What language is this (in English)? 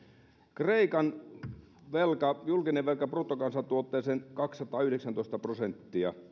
Finnish